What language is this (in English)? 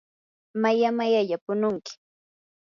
Yanahuanca Pasco Quechua